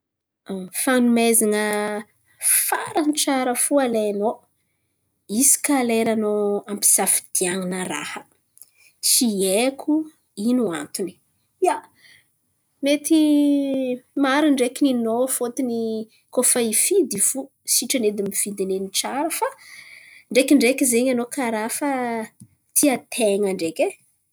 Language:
Antankarana Malagasy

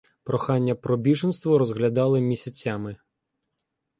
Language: Ukrainian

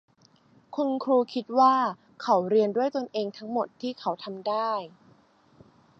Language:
Thai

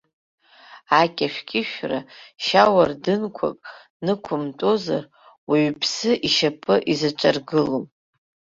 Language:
Abkhazian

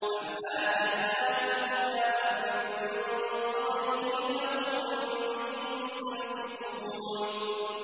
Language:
Arabic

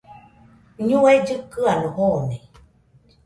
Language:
Nüpode Huitoto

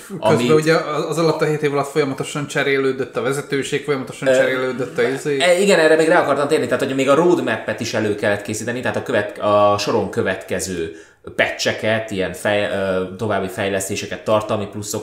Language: Hungarian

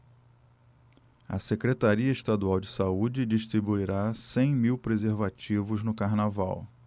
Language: Portuguese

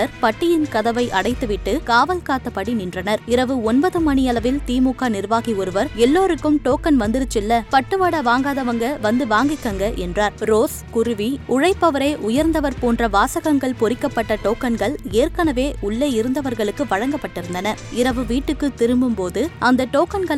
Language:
Tamil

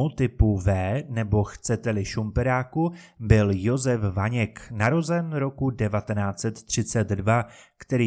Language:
Czech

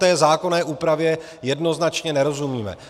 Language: Czech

